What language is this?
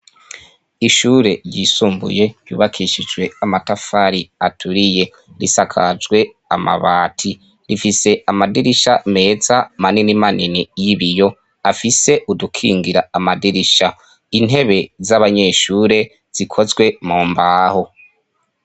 Rundi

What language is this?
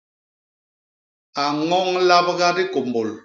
Basaa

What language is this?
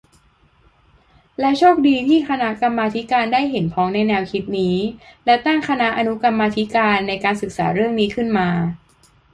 Thai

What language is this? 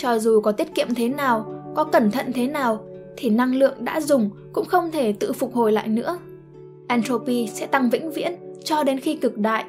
Vietnamese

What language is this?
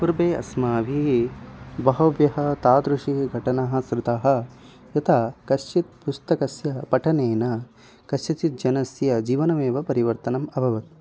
Sanskrit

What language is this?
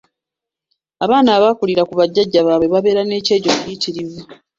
Ganda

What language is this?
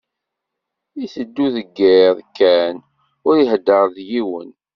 Kabyle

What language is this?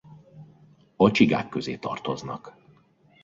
Hungarian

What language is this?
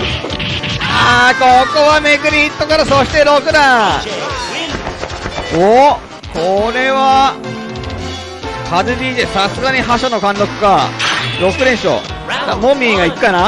Japanese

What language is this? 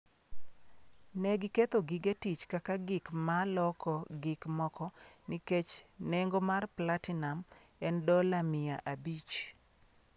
Luo (Kenya and Tanzania)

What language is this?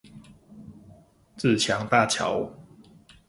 Chinese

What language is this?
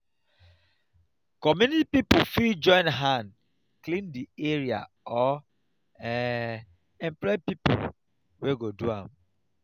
Nigerian Pidgin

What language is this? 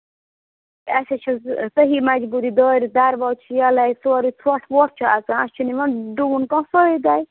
Kashmiri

